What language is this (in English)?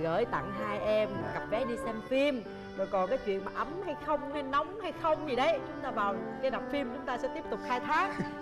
Vietnamese